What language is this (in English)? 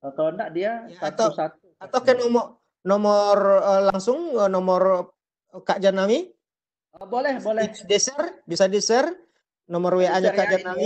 Indonesian